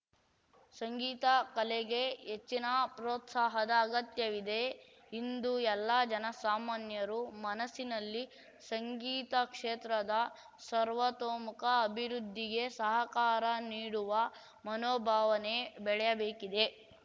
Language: Kannada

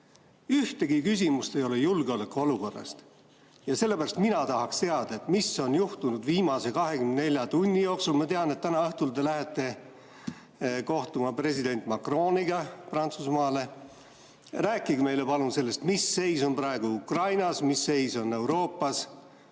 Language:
Estonian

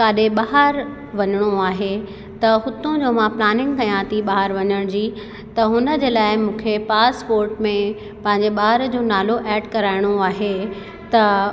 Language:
Sindhi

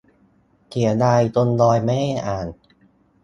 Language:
Thai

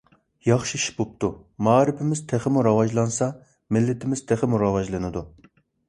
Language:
Uyghur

